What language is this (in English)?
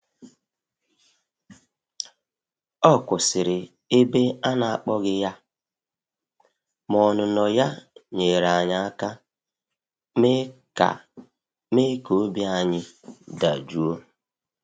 Igbo